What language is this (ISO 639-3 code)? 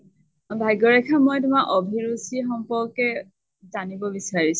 asm